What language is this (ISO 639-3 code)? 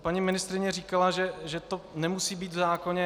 ces